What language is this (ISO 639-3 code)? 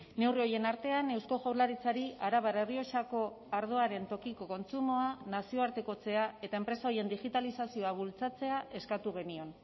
eus